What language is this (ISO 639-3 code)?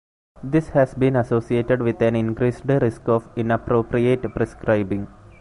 eng